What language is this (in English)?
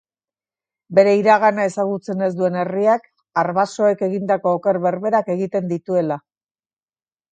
Basque